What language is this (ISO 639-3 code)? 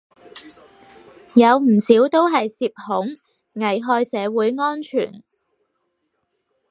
yue